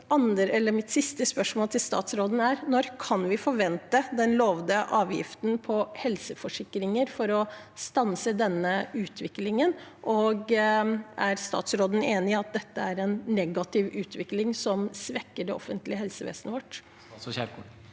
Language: Norwegian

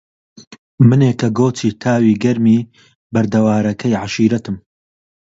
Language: Central Kurdish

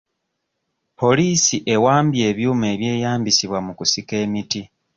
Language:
Ganda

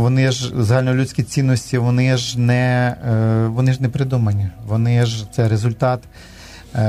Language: Ukrainian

